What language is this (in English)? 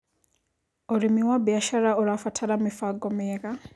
Kikuyu